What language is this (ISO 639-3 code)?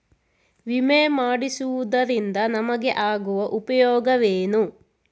kan